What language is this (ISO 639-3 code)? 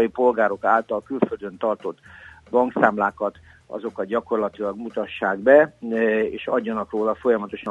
hun